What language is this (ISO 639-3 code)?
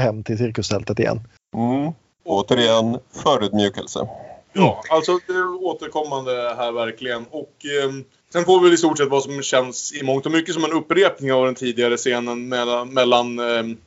swe